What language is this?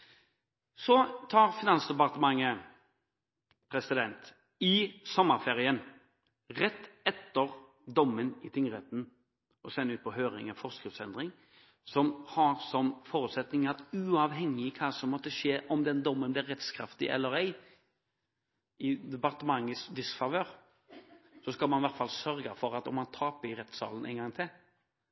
Norwegian Bokmål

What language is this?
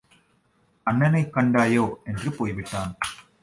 Tamil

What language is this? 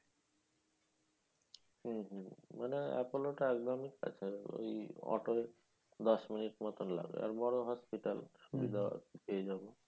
Bangla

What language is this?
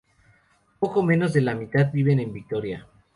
Spanish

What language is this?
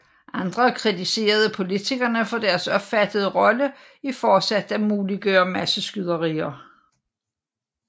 Danish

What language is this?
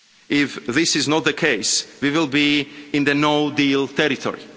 English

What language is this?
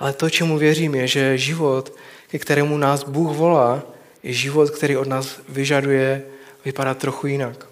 Czech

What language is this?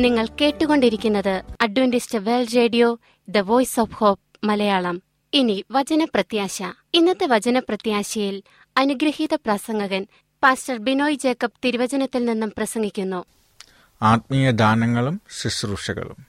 Malayalam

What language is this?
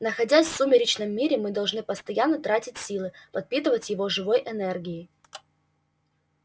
Russian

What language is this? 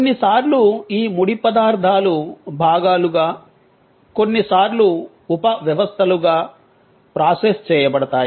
Telugu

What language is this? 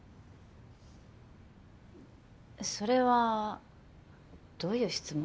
Japanese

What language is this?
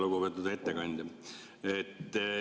Estonian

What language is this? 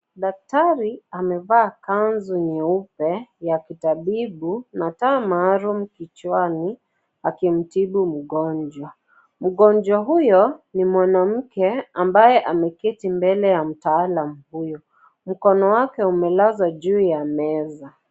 Swahili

